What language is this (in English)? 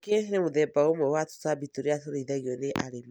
Kikuyu